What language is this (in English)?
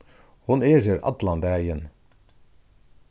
Faroese